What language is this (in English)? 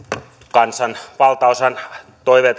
Finnish